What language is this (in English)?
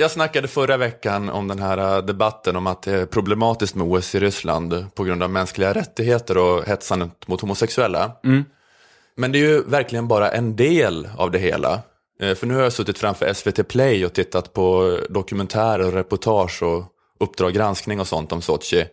Swedish